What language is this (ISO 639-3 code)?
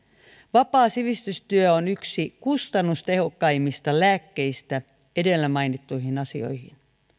fin